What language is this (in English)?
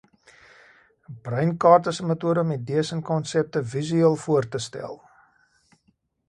Afrikaans